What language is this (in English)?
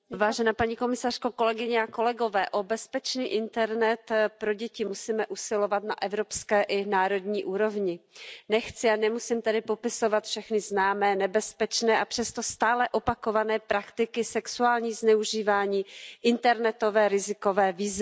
Czech